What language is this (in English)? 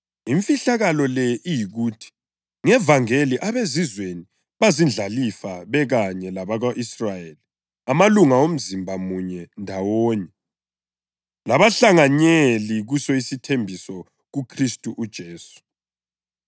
North Ndebele